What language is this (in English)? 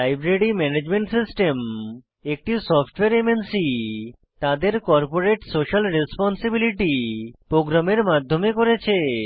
Bangla